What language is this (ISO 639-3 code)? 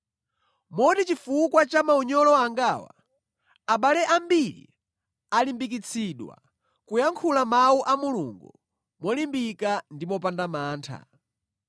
nya